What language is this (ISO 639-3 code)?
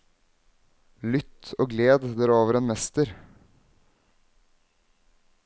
nor